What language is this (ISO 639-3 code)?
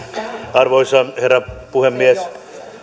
fin